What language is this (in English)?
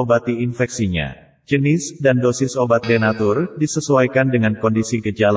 Indonesian